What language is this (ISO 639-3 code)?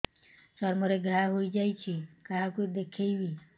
ori